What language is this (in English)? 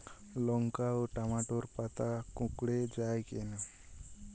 Bangla